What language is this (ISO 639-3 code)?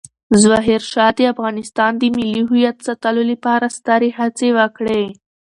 pus